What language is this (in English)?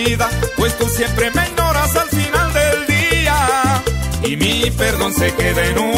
Spanish